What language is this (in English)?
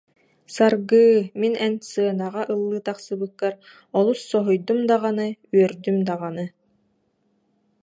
Yakut